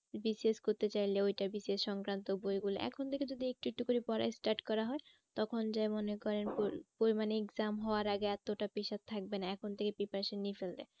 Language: Bangla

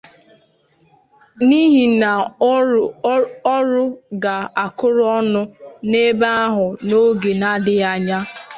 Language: Igbo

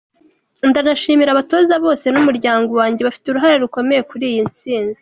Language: Kinyarwanda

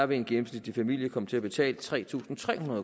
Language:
Danish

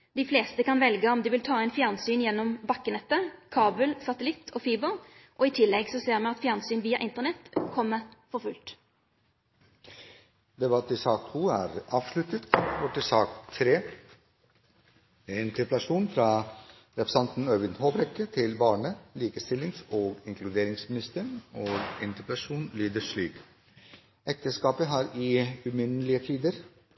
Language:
Norwegian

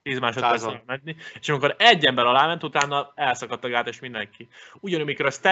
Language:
Hungarian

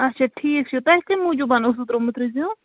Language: Kashmiri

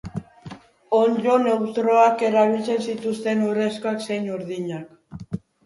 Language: Basque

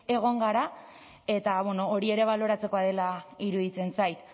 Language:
Basque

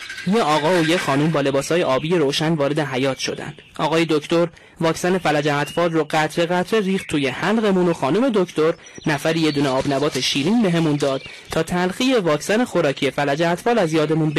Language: Persian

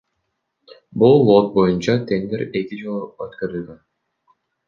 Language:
Kyrgyz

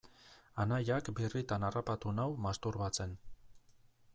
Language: Basque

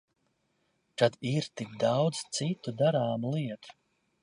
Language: Latvian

